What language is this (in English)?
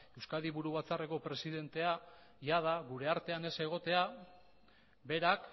Basque